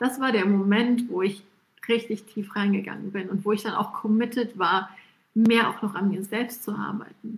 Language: German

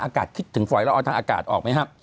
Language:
Thai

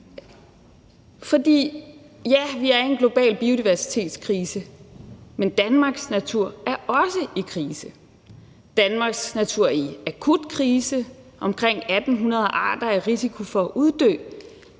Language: Danish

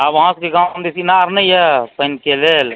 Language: Maithili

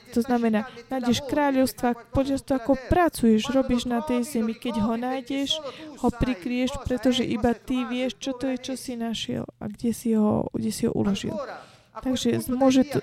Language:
Slovak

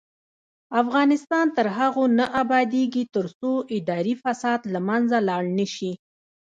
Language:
Pashto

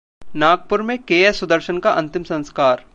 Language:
Hindi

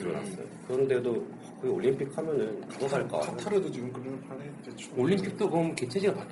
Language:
Korean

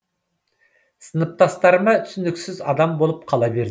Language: Kazakh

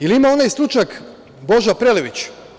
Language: Serbian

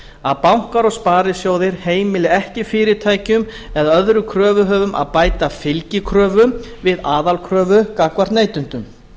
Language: Icelandic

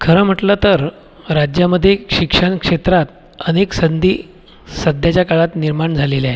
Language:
Marathi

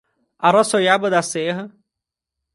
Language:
Portuguese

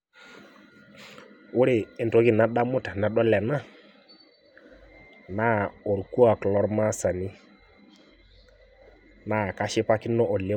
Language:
Masai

